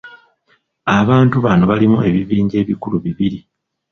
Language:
Ganda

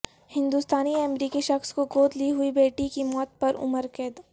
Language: Urdu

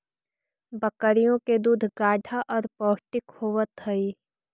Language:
Magahi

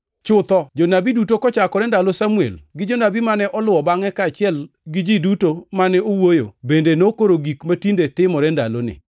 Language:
Luo (Kenya and Tanzania)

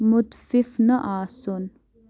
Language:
Kashmiri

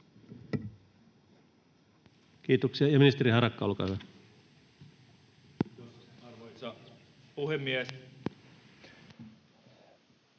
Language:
Finnish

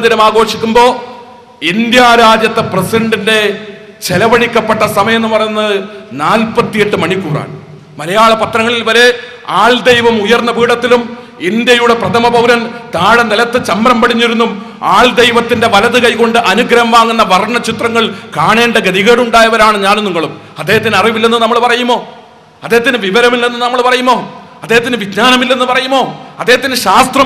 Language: Malayalam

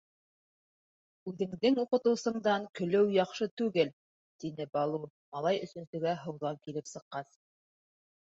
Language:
Bashkir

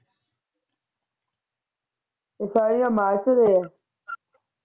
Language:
Punjabi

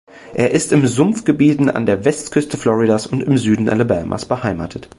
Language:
German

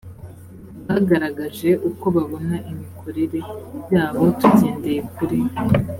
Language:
Kinyarwanda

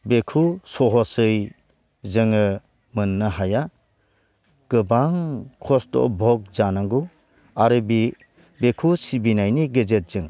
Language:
Bodo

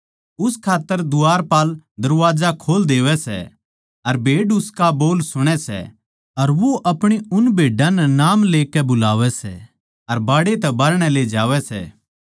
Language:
Haryanvi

